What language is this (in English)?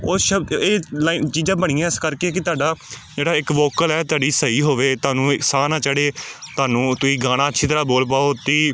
Punjabi